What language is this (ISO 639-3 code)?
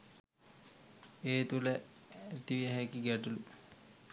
sin